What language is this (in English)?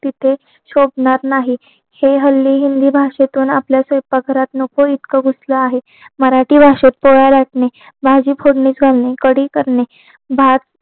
Marathi